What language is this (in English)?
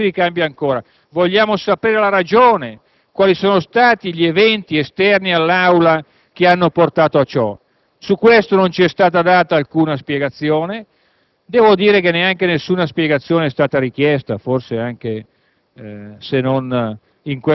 Italian